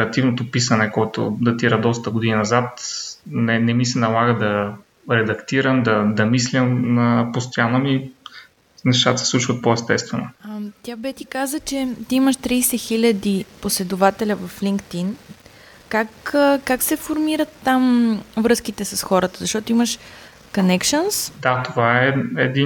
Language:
Bulgarian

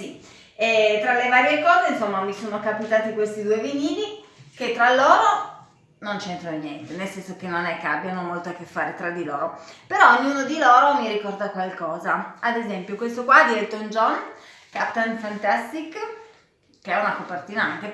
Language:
Italian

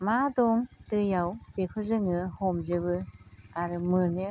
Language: Bodo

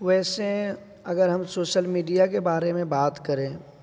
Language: Urdu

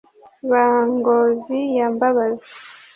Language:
Kinyarwanda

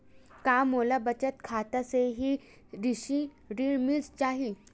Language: Chhattisgarhi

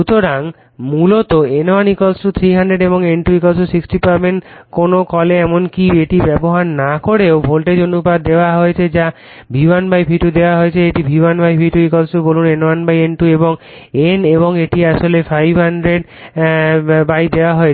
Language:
Bangla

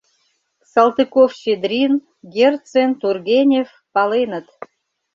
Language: Mari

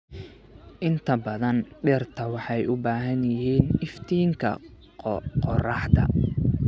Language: Somali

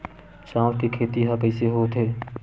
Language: Chhattisgarhi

